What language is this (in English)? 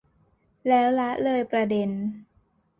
Thai